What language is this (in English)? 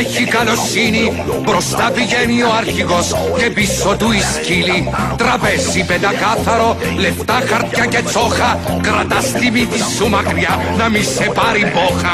Greek